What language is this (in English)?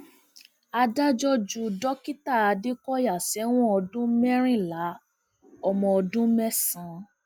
Yoruba